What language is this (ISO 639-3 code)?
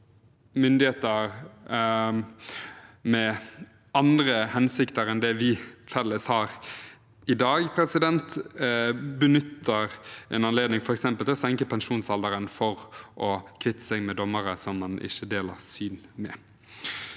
nor